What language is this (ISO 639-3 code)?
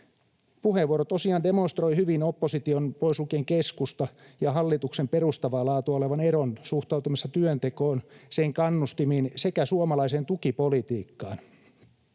fin